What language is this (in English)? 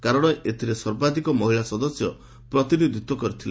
Odia